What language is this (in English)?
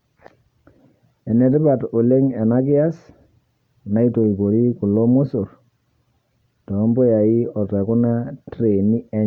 Masai